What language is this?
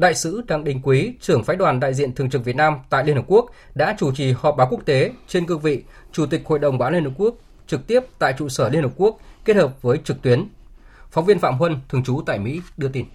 Vietnamese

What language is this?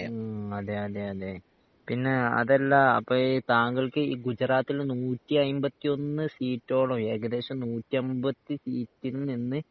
Malayalam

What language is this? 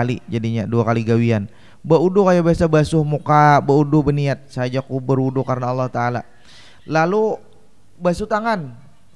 Indonesian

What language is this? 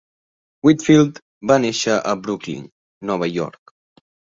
Catalan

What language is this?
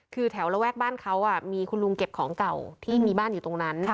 Thai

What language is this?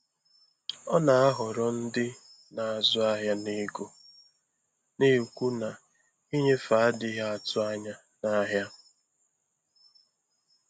Igbo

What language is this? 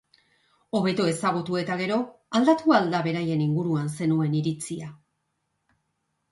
Basque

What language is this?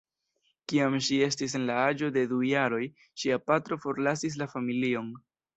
Esperanto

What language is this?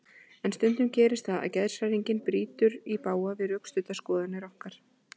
Icelandic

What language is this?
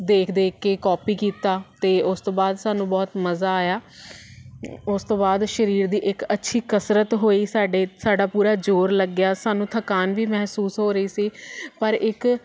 Punjabi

